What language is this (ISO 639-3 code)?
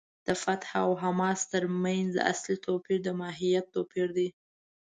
pus